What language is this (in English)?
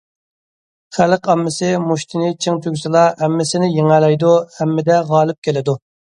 Uyghur